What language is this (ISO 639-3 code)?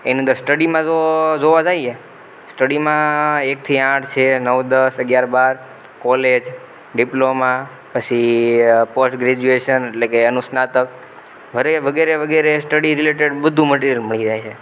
guj